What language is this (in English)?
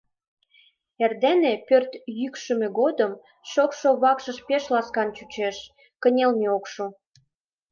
Mari